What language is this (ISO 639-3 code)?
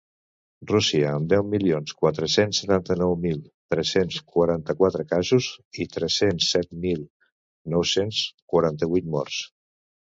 cat